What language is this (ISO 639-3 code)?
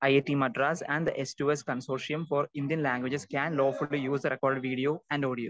mal